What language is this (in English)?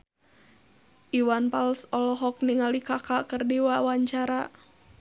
Sundanese